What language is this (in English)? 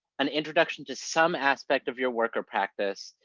English